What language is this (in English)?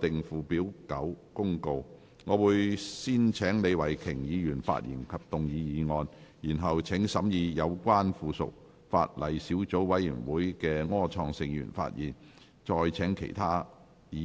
Cantonese